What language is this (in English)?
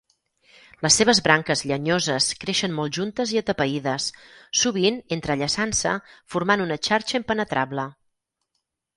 Catalan